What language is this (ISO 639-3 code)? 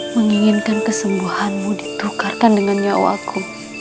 ind